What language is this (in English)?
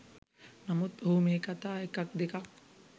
Sinhala